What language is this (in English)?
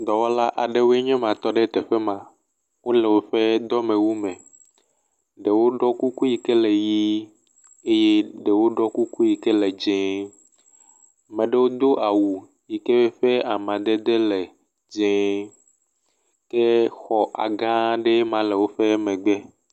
Ewe